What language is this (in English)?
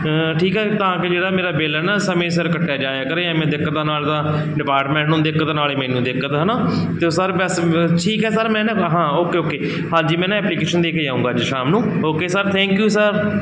Punjabi